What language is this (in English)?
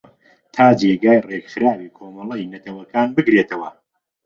Central Kurdish